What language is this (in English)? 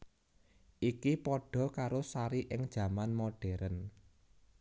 Javanese